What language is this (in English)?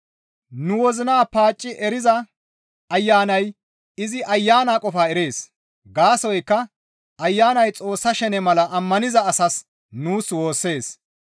Gamo